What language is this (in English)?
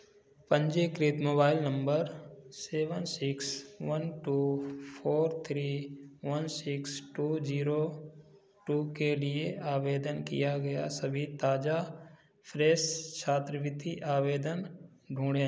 Hindi